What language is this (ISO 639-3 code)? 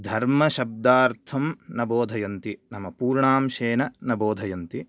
san